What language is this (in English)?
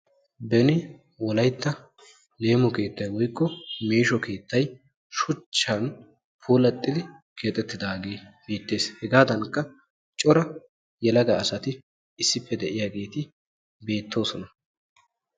Wolaytta